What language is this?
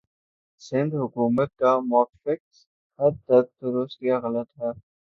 Urdu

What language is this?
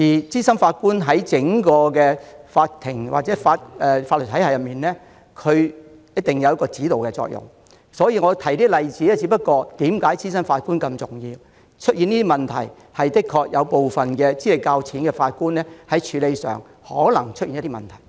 Cantonese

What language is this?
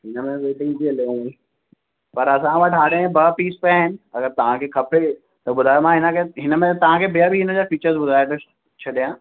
Sindhi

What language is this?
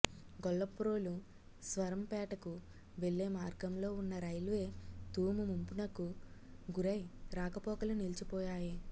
Telugu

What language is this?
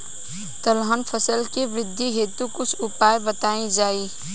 Bhojpuri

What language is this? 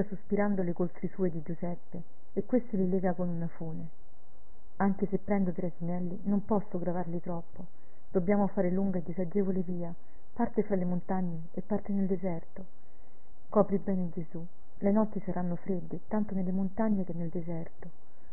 Italian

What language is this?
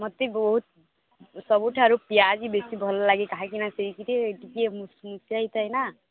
Odia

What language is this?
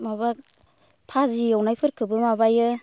Bodo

